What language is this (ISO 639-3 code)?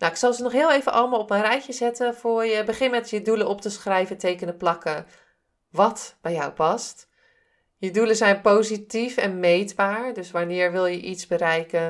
nld